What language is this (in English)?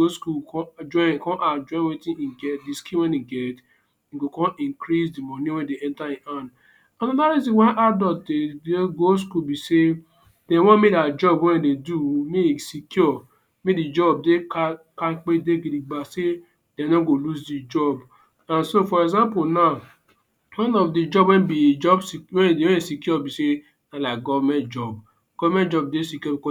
Nigerian Pidgin